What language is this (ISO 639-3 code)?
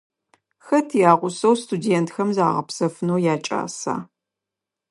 ady